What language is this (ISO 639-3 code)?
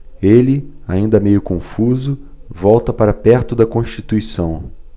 por